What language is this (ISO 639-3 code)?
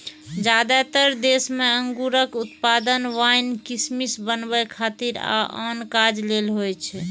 mai